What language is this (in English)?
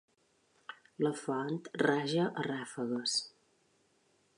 Catalan